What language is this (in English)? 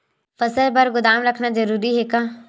Chhattisgarhi